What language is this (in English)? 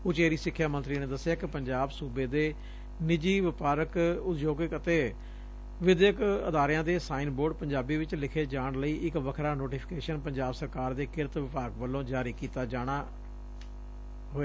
Punjabi